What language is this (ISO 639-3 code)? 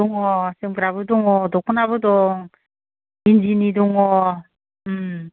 brx